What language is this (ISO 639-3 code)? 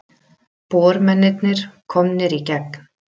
isl